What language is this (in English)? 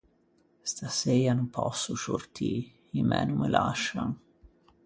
Ligurian